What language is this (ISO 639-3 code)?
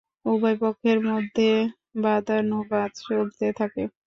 ben